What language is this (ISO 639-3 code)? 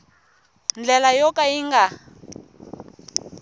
tso